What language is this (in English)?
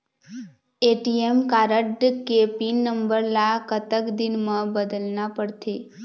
Chhattisgarhi